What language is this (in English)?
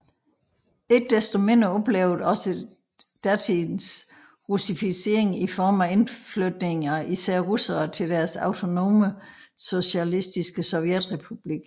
Danish